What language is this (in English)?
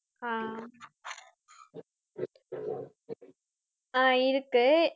Tamil